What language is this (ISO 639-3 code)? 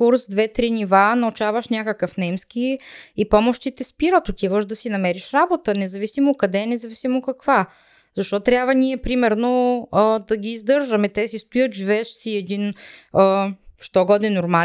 bul